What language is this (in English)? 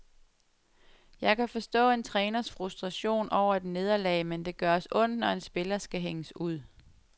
Danish